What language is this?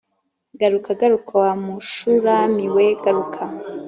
Kinyarwanda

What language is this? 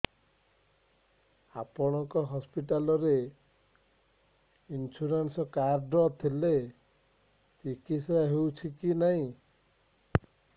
Odia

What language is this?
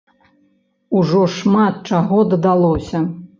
Belarusian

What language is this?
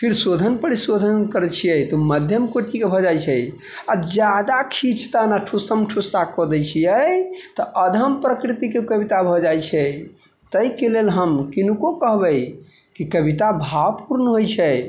Maithili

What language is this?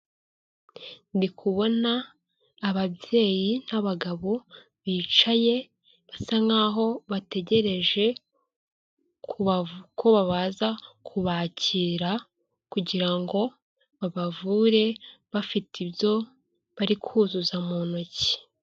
Kinyarwanda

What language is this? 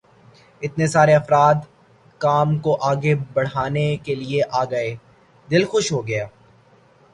Urdu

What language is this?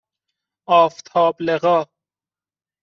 Persian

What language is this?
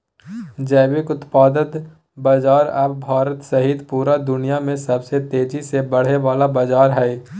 Magahi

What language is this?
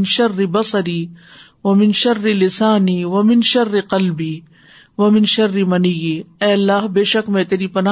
Urdu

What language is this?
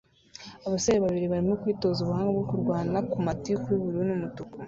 Kinyarwanda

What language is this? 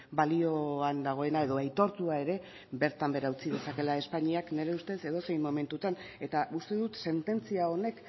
Basque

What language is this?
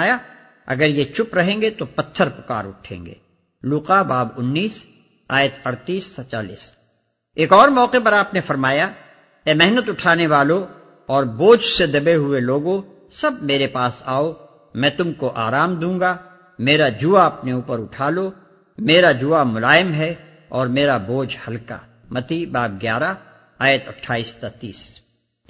Urdu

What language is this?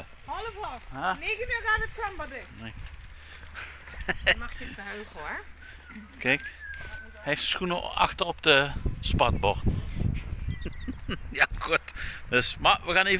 Dutch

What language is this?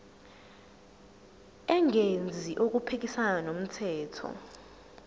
Zulu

